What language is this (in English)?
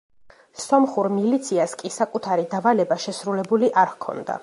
Georgian